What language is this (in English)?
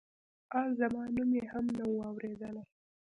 Pashto